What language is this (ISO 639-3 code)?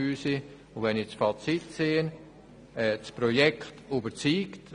gsw